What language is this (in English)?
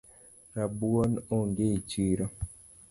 Luo (Kenya and Tanzania)